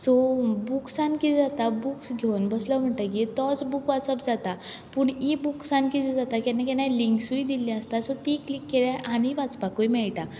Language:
Konkani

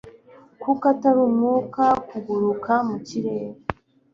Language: Kinyarwanda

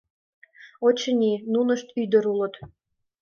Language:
Mari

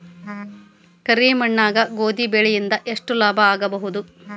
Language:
Kannada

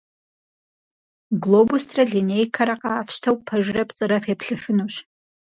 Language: Kabardian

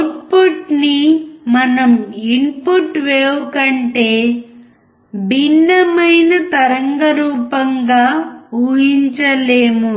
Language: Telugu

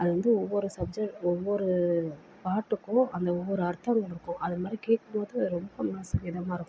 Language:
Tamil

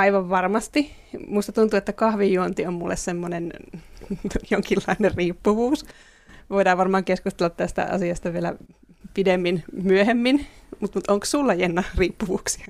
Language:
Finnish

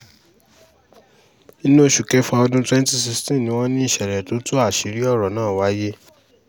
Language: Yoruba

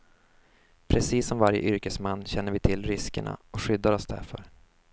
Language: Swedish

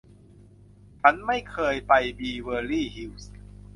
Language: Thai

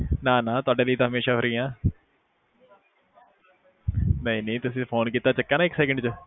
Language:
Punjabi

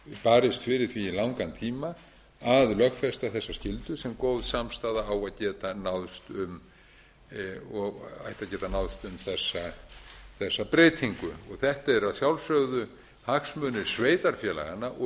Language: Icelandic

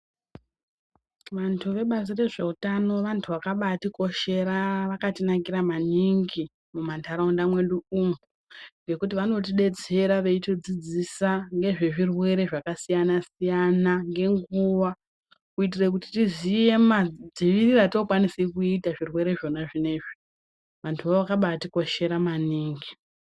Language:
Ndau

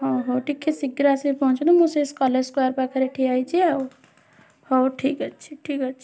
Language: Odia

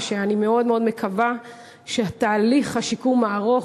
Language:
Hebrew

